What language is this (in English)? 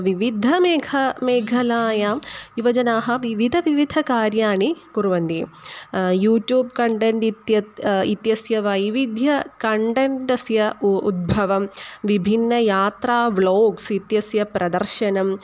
Sanskrit